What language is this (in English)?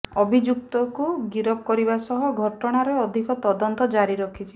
Odia